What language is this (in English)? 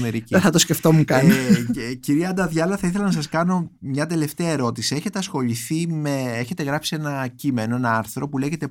Greek